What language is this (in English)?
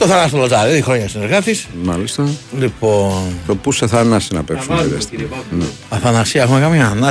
Greek